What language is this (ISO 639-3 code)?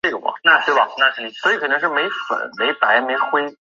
zho